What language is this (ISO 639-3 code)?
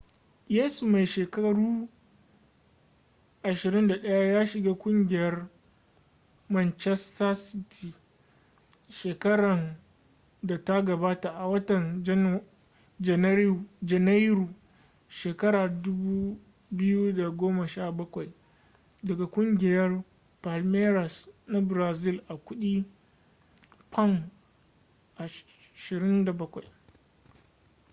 hau